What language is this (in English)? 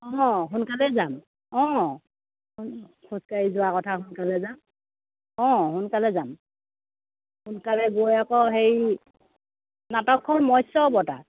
Assamese